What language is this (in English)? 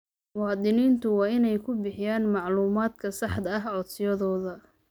Somali